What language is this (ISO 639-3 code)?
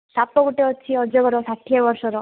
ori